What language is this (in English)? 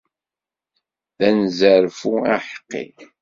Kabyle